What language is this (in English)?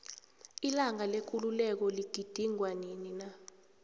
South Ndebele